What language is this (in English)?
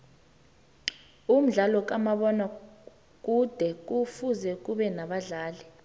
South Ndebele